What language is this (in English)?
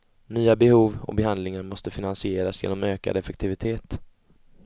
Swedish